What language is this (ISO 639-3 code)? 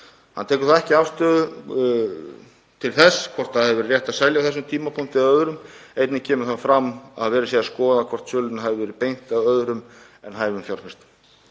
isl